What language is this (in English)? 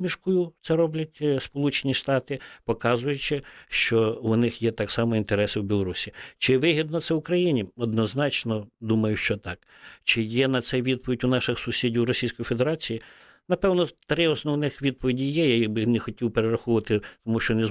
Ukrainian